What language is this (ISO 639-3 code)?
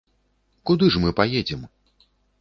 bel